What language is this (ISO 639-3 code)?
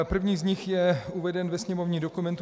ces